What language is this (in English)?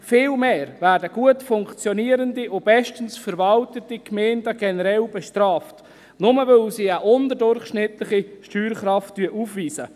Swiss German